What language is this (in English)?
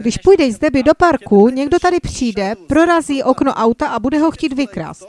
Czech